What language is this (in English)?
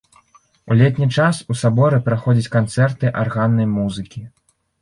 Belarusian